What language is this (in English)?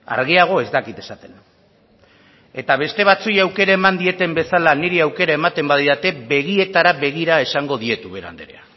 Basque